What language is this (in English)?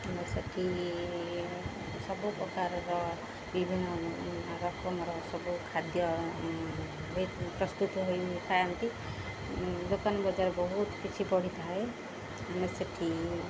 Odia